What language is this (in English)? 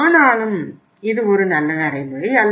Tamil